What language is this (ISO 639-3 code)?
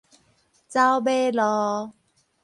nan